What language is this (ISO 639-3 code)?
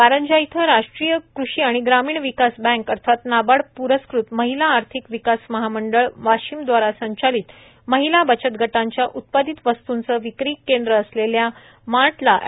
mar